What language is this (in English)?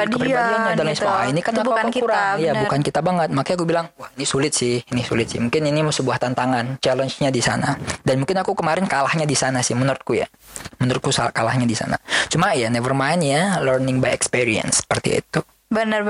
Indonesian